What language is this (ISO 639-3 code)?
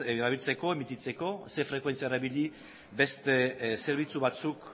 eus